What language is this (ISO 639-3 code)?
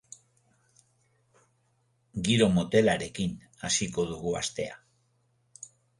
eus